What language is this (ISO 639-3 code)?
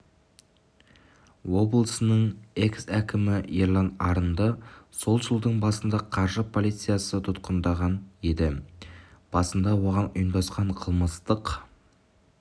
kaz